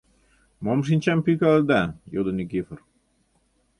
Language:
Mari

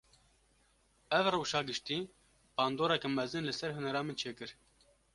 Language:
Kurdish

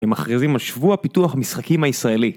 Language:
Hebrew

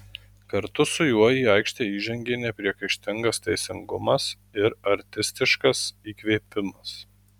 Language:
Lithuanian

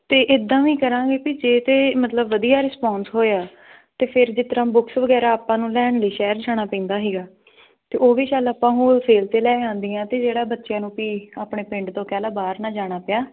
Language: Punjabi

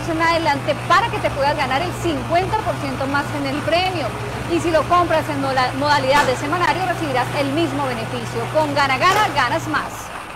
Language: Spanish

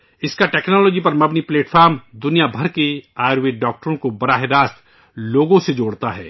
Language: Urdu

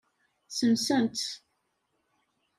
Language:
Kabyle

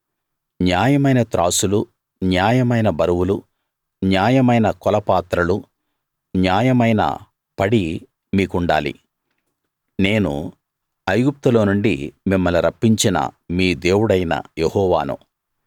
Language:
Telugu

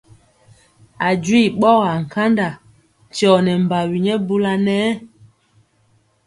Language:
Mpiemo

